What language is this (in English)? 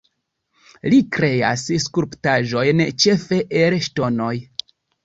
Esperanto